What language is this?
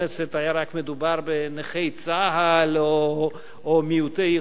Hebrew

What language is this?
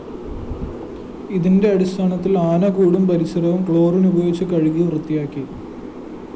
Malayalam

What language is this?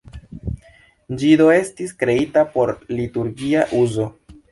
Esperanto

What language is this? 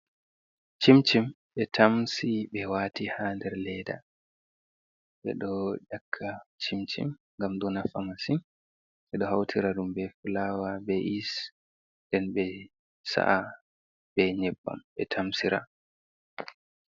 Fula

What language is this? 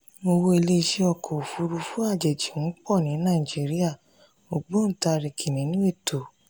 Yoruba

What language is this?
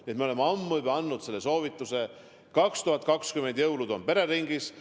Estonian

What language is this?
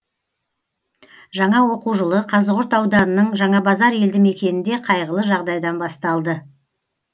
Kazakh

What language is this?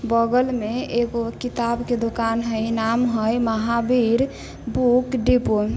Maithili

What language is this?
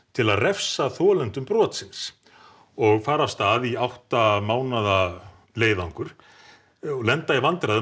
Icelandic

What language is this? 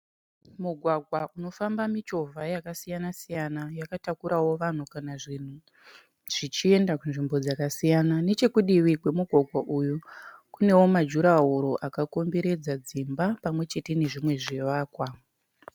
Shona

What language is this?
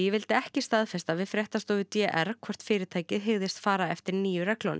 Icelandic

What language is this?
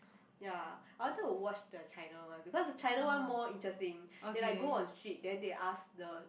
English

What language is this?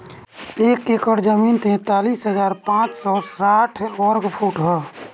Bhojpuri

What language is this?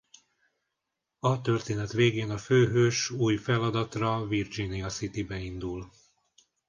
Hungarian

